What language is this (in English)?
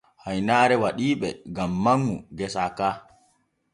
Borgu Fulfulde